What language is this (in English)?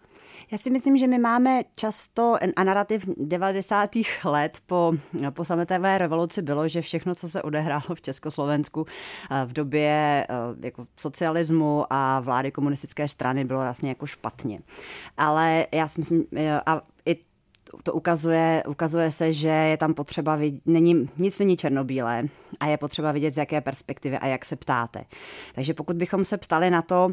Czech